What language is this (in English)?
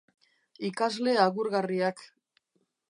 Basque